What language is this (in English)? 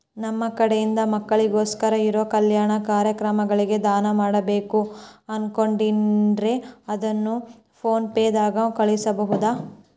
Kannada